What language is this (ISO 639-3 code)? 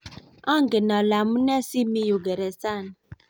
kln